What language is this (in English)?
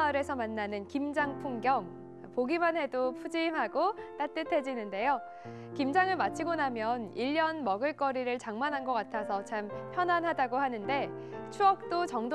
Korean